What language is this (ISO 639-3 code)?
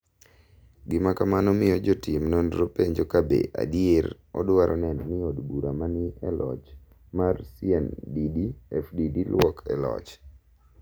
luo